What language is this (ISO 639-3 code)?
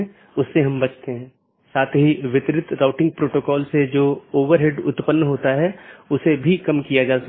hin